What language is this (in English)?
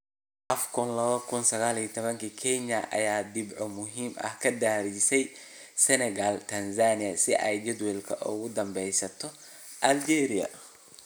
Somali